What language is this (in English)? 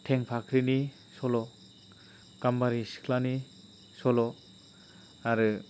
Bodo